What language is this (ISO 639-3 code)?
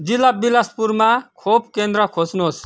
nep